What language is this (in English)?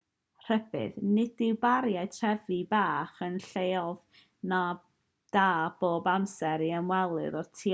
Welsh